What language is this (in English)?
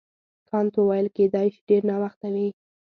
Pashto